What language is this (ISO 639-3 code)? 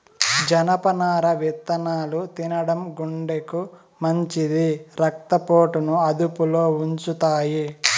tel